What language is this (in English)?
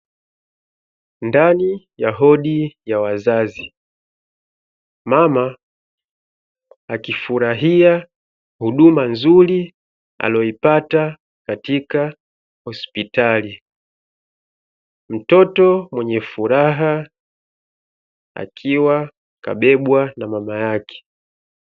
Swahili